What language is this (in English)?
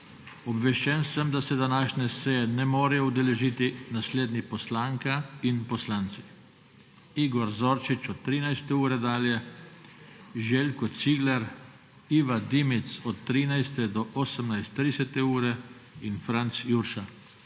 Slovenian